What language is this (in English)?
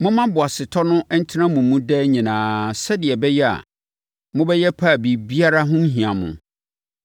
Akan